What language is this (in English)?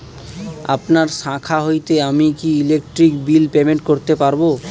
Bangla